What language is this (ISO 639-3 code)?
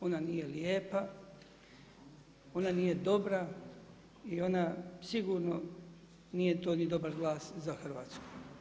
hrv